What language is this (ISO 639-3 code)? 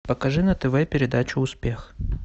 rus